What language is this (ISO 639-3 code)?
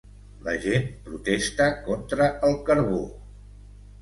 cat